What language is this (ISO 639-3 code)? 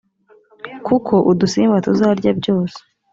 kin